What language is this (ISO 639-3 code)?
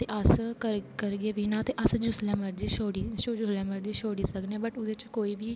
doi